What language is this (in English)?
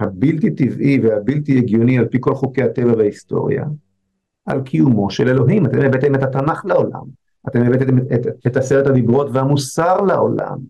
Hebrew